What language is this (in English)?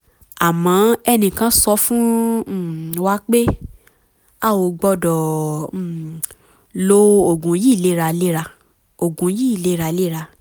Yoruba